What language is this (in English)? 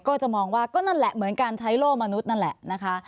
Thai